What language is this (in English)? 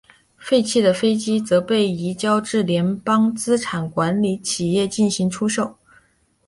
Chinese